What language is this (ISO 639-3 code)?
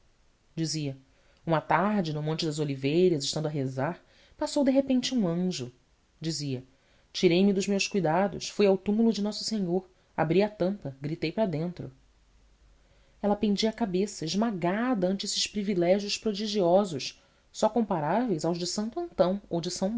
por